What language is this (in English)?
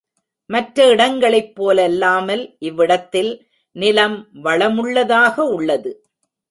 Tamil